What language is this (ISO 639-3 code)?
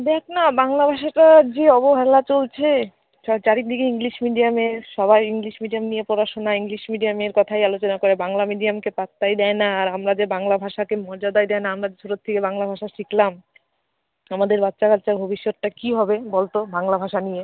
ben